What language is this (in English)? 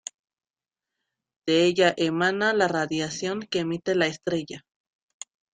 Spanish